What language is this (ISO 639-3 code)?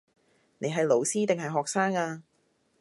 yue